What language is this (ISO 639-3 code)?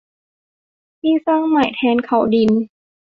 tha